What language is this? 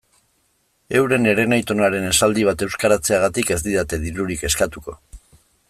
Basque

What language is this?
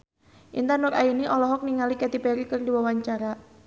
Sundanese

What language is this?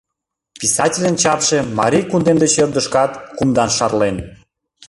Mari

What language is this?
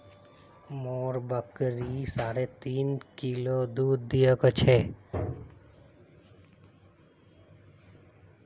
Magahi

